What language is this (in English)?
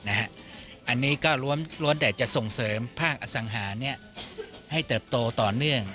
Thai